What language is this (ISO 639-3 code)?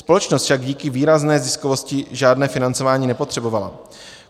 ces